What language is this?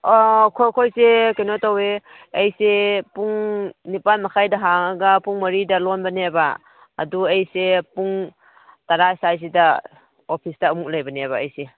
Manipuri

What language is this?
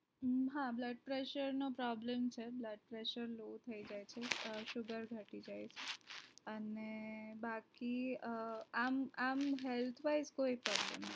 Gujarati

